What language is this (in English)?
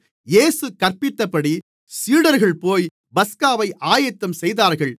Tamil